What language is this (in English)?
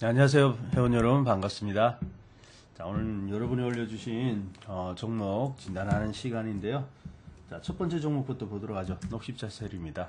Korean